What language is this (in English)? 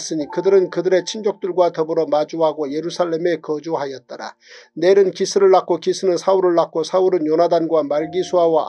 Korean